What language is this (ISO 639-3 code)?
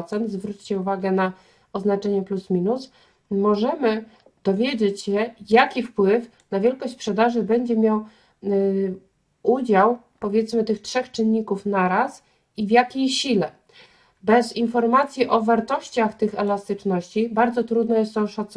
pol